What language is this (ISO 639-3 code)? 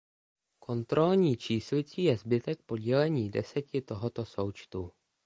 ces